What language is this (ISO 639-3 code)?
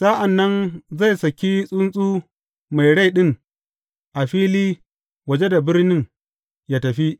hau